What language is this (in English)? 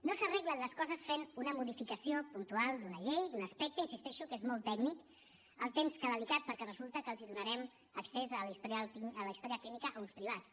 Catalan